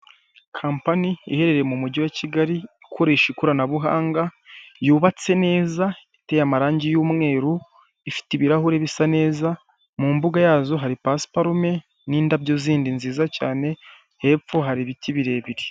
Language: Kinyarwanda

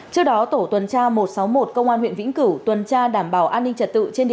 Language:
Vietnamese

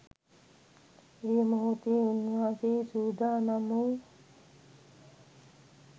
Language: Sinhala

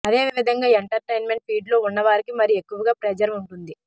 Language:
Telugu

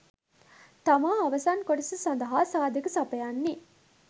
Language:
Sinhala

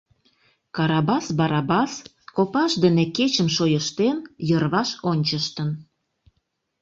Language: Mari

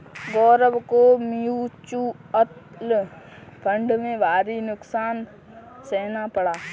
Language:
Hindi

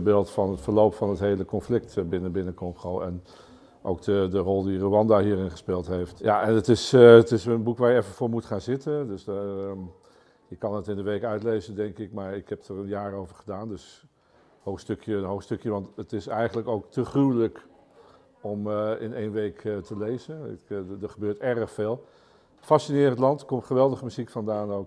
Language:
Dutch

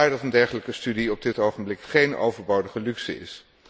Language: Dutch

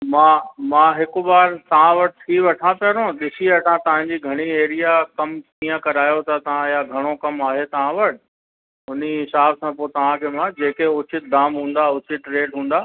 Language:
Sindhi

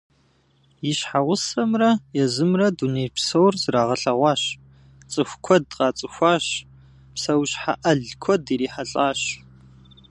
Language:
Kabardian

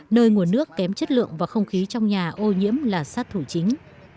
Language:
Vietnamese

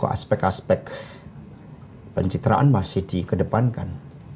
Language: Indonesian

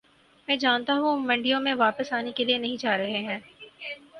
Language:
Urdu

